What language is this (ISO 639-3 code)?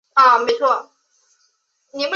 zho